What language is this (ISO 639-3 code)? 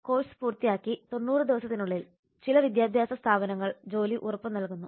mal